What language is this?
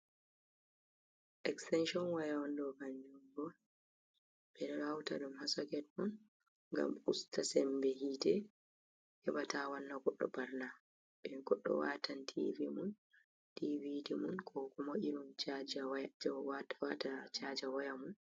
Fula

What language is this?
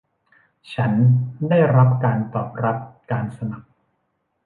Thai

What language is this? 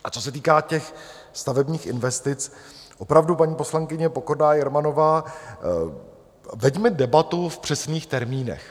Czech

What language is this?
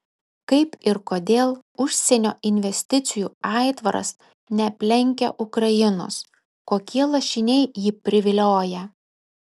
Lithuanian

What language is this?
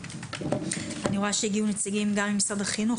Hebrew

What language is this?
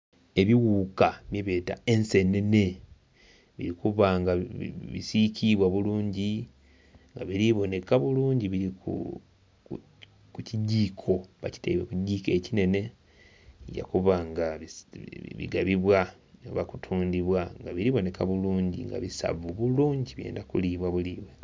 Soga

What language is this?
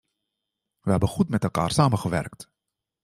Dutch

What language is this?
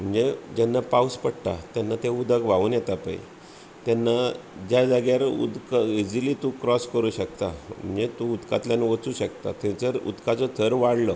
Konkani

